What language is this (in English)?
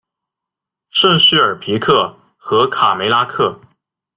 Chinese